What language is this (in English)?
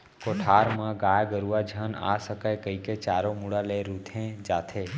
Chhattisgarhi